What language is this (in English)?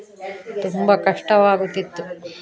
Kannada